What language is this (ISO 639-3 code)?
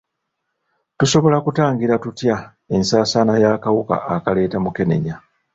lug